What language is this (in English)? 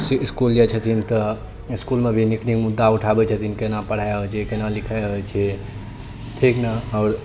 Maithili